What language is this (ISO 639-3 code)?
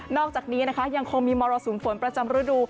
tha